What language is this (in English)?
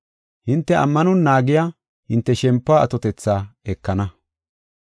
Gofa